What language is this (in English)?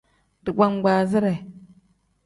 Tem